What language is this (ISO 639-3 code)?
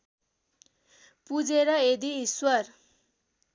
nep